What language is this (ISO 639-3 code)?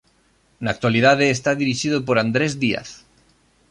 glg